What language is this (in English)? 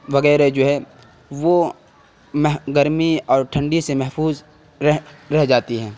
Urdu